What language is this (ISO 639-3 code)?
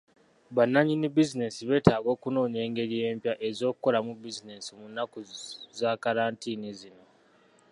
lug